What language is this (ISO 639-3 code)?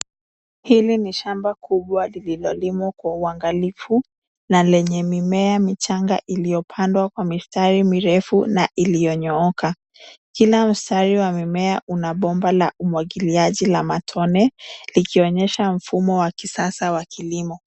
swa